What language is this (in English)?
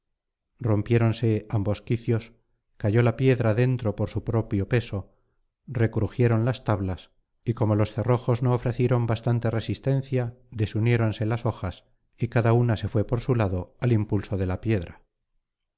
Spanish